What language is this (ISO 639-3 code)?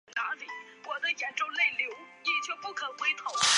zho